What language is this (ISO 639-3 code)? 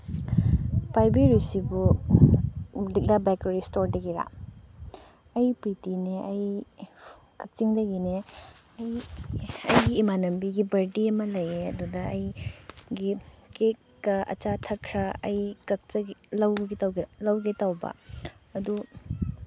mni